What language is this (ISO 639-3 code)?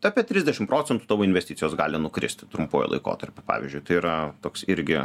lit